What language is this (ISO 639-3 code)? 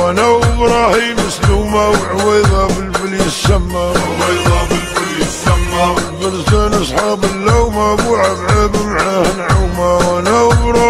ara